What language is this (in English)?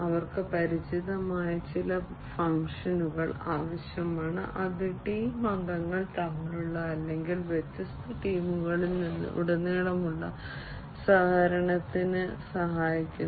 Malayalam